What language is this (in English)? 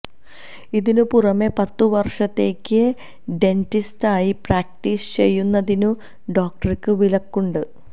Malayalam